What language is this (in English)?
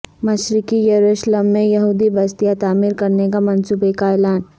Urdu